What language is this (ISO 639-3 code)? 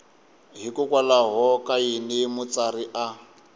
tso